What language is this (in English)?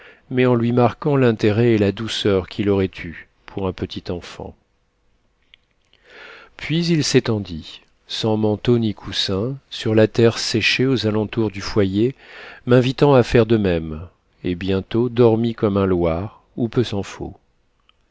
French